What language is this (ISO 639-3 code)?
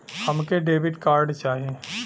bho